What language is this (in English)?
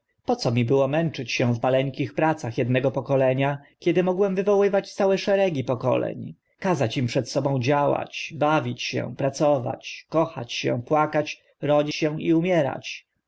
Polish